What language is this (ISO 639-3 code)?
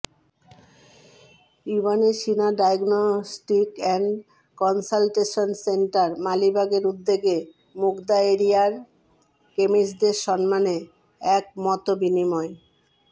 ben